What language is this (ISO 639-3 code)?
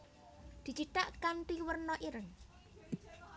jav